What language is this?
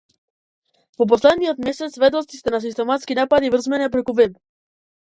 Macedonian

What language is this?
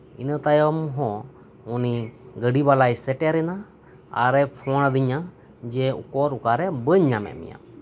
Santali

